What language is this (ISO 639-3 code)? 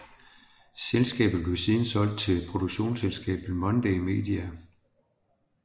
dan